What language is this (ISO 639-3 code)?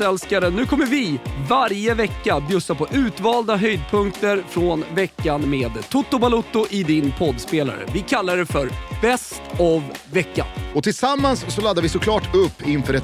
swe